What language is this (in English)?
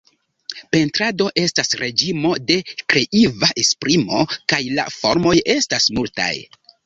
Esperanto